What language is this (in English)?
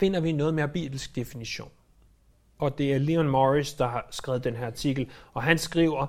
Danish